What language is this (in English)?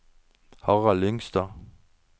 Norwegian